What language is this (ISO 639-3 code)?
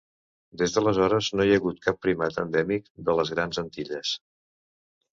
cat